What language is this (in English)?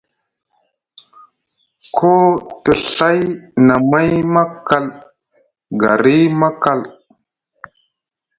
Musgu